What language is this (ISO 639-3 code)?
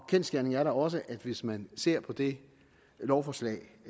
dan